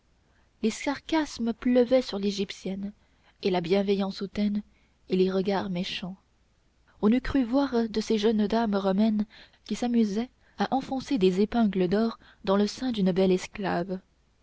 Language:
French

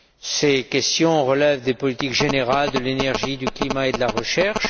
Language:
French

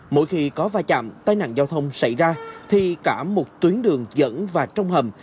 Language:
Vietnamese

